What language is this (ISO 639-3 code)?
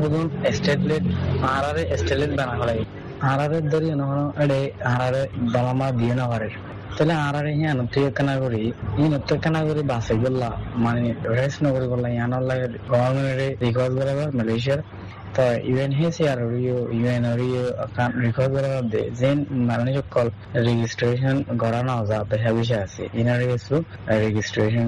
ben